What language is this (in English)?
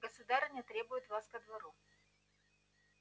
Russian